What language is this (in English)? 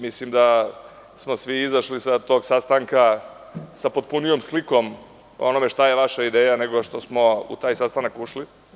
Serbian